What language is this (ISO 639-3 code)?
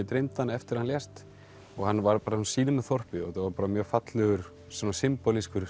isl